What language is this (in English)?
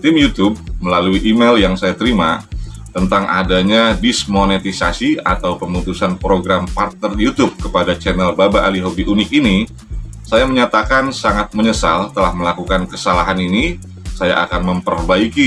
Indonesian